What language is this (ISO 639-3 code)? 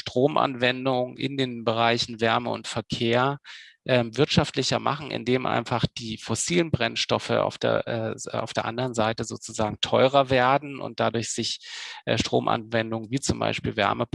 deu